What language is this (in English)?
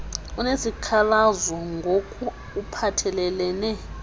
Xhosa